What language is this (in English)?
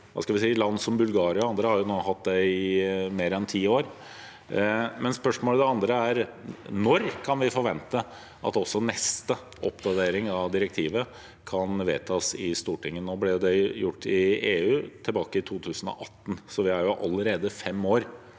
Norwegian